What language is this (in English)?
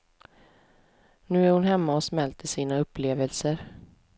Swedish